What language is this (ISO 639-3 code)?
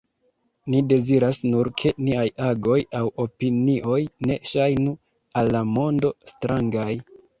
epo